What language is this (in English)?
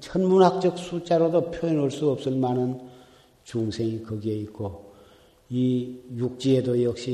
Korean